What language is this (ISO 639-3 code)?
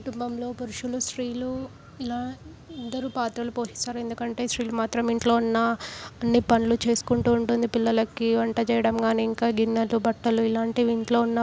tel